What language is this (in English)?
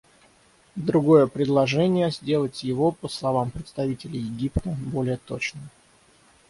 Russian